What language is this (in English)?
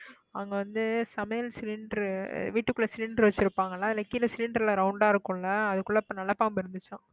Tamil